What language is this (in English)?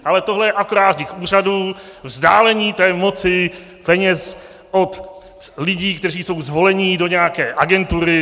Czech